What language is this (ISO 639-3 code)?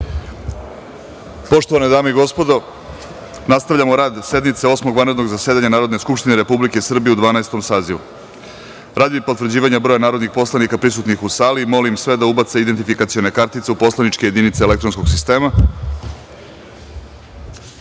srp